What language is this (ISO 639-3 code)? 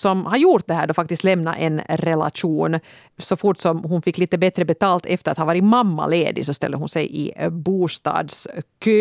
swe